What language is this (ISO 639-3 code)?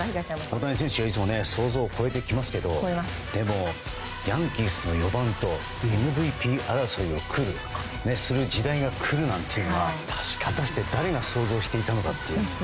jpn